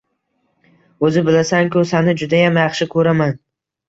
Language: Uzbek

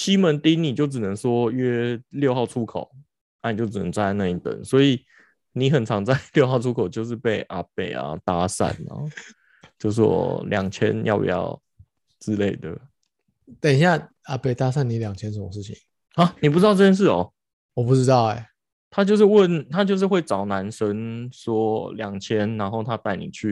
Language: Chinese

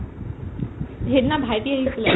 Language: Assamese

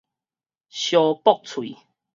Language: Min Nan Chinese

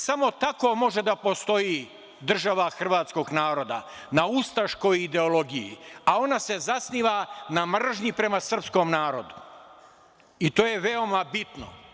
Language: Serbian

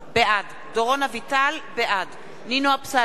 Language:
Hebrew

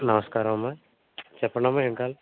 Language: Telugu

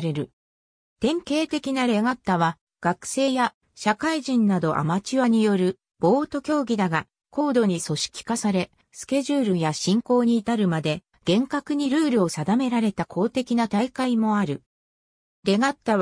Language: Japanese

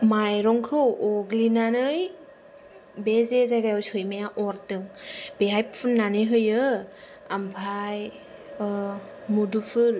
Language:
Bodo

